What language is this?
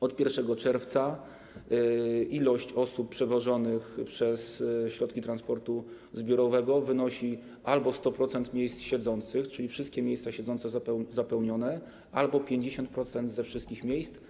Polish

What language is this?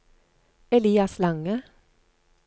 Norwegian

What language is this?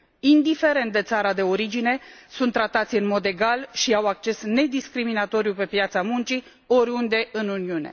Romanian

